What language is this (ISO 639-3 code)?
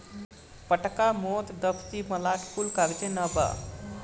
bho